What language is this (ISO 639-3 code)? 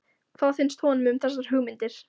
isl